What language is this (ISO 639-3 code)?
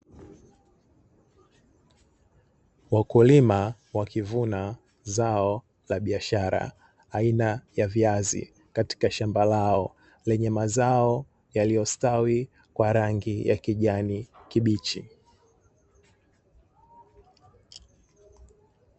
swa